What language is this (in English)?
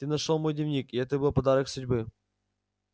Russian